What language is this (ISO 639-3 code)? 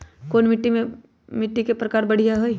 mag